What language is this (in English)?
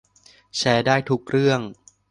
Thai